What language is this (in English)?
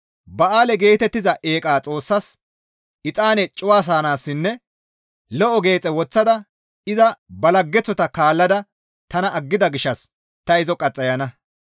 Gamo